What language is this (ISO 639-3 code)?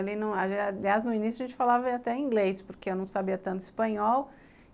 por